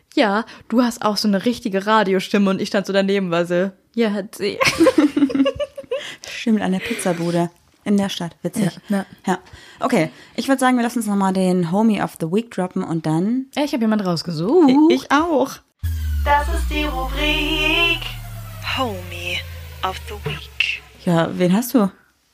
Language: German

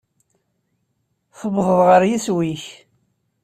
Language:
Kabyle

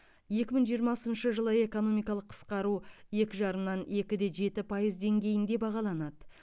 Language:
Kazakh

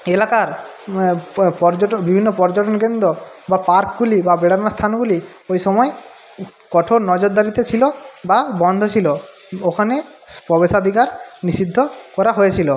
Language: Bangla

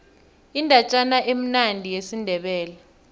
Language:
South Ndebele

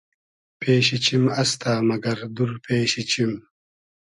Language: Hazaragi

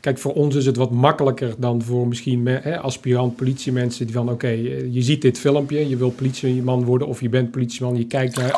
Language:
Dutch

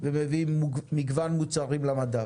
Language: Hebrew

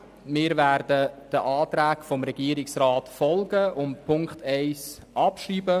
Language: Swiss German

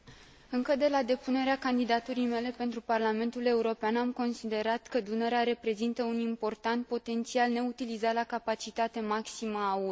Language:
Romanian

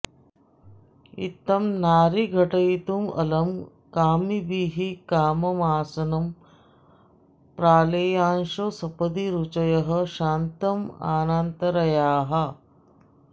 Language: Sanskrit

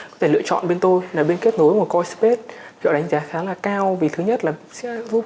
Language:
Vietnamese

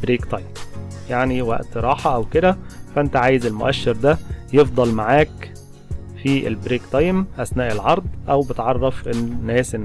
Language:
Arabic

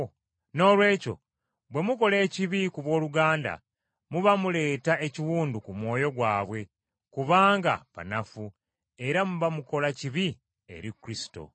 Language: Ganda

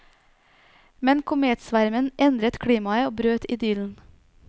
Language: Norwegian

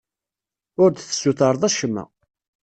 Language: Kabyle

